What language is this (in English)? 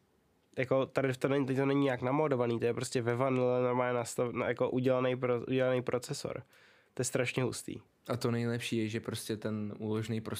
Czech